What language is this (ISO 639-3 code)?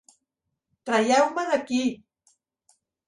cat